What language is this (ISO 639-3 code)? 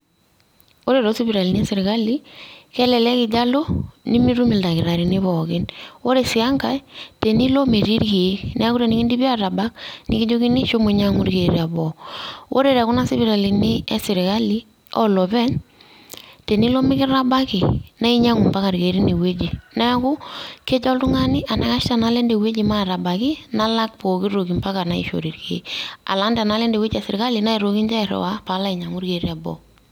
mas